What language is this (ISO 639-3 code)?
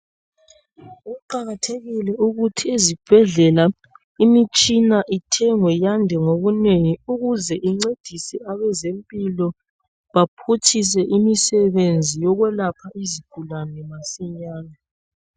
nde